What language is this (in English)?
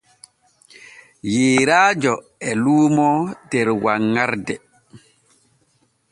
Borgu Fulfulde